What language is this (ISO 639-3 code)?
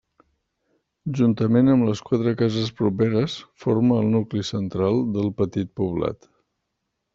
cat